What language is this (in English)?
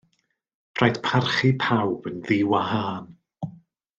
Welsh